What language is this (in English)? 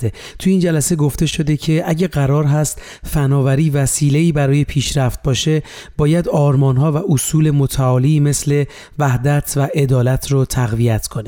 Persian